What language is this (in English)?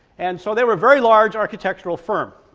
English